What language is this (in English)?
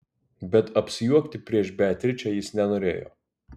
Lithuanian